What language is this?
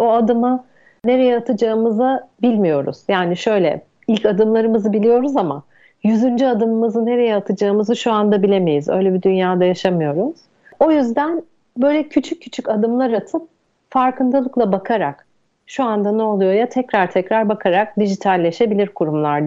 Turkish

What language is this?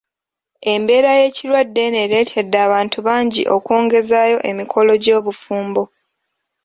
Ganda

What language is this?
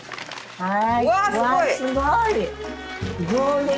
Japanese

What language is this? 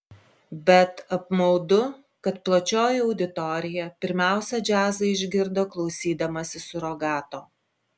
Lithuanian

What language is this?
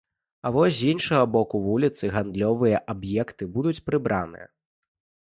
Belarusian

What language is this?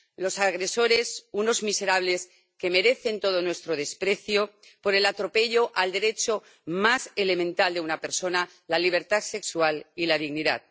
Spanish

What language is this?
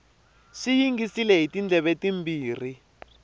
Tsonga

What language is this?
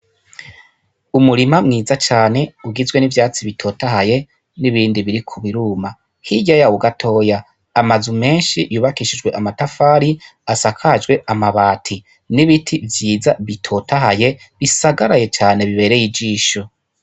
Rundi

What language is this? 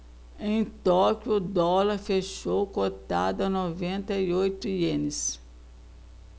Portuguese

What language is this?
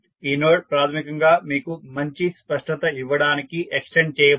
Telugu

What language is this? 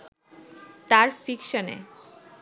Bangla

